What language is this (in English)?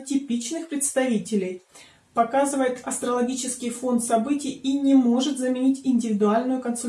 Russian